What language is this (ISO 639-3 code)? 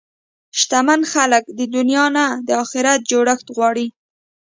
pus